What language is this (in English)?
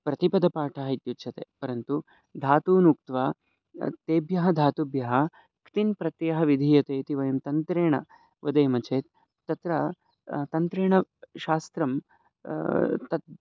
Sanskrit